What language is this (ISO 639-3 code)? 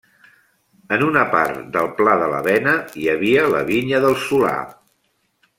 cat